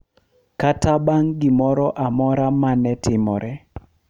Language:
Luo (Kenya and Tanzania)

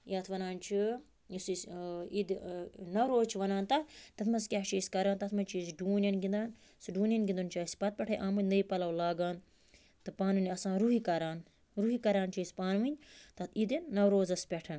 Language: Kashmiri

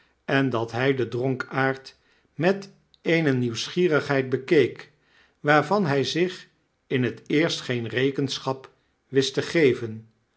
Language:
Dutch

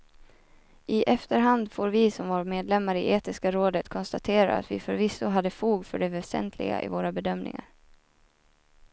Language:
Swedish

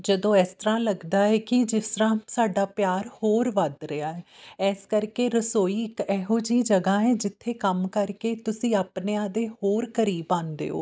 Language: Punjabi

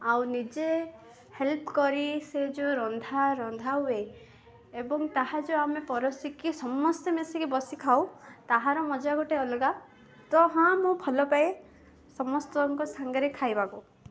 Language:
Odia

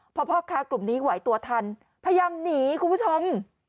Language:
Thai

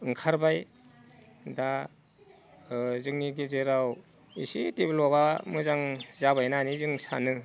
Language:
Bodo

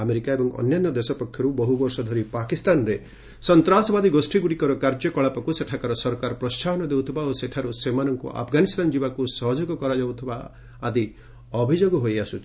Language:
Odia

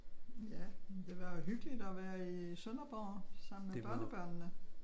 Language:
Danish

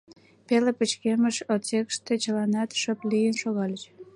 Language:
Mari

